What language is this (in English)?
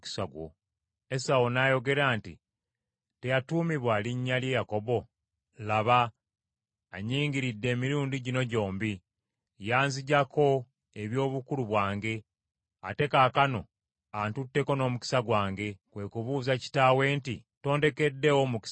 Ganda